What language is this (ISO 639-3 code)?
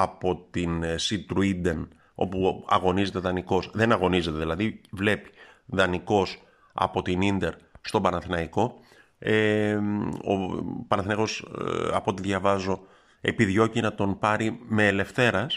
ell